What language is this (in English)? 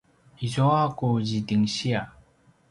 Paiwan